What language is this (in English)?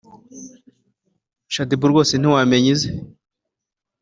Kinyarwanda